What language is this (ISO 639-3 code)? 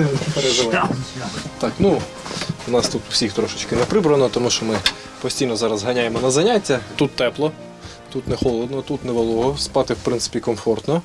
ukr